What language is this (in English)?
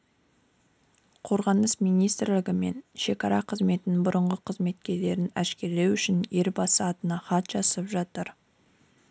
Kazakh